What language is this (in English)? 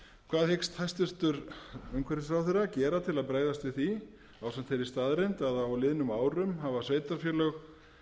Icelandic